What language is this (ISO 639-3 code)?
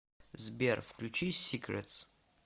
rus